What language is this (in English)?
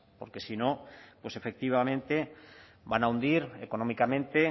Spanish